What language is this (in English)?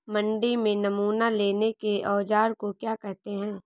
Hindi